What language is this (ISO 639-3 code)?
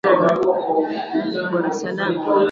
swa